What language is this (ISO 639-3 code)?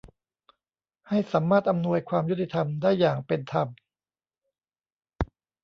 tha